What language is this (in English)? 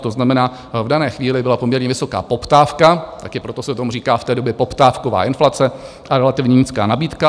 Czech